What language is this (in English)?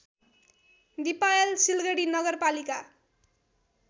Nepali